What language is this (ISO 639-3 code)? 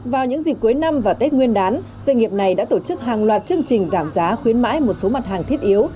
vie